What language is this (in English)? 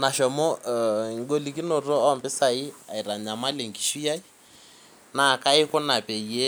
Masai